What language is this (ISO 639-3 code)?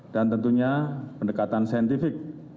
ind